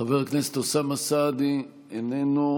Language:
Hebrew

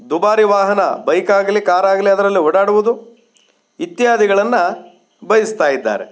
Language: Kannada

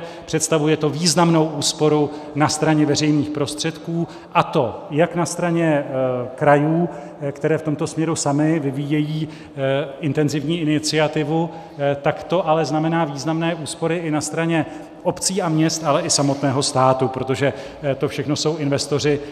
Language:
Czech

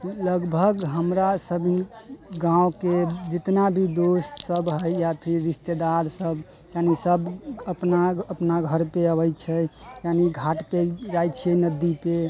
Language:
Maithili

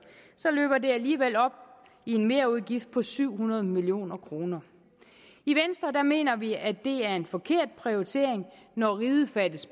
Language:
Danish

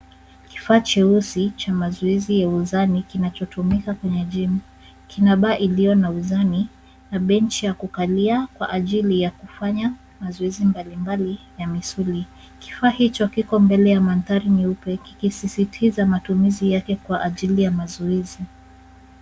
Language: Swahili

